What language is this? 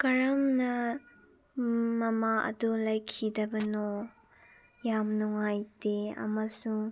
Manipuri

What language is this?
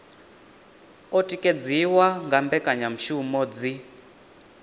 Venda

